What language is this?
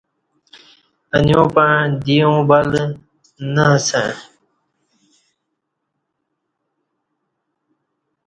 Kati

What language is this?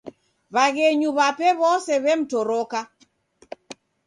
Taita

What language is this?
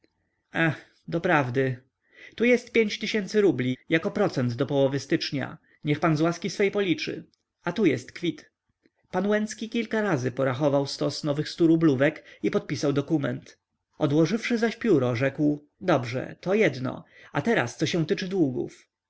Polish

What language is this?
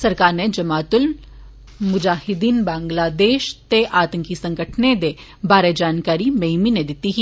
Dogri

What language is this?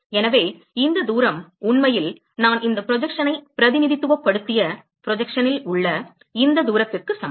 Tamil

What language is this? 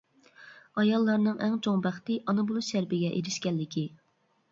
Uyghur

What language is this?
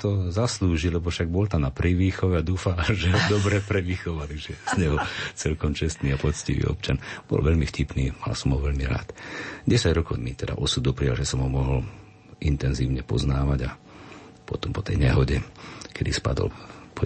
Slovak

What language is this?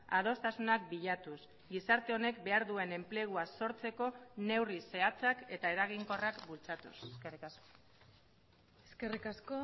Basque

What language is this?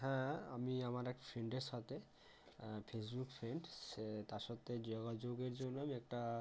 Bangla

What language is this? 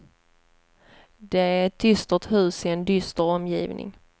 Swedish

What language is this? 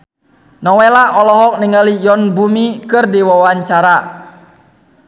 Sundanese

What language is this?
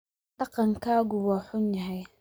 Somali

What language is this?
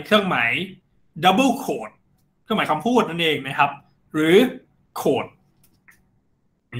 Thai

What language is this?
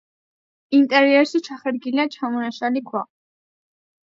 Georgian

